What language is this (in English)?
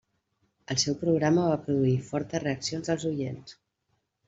Catalan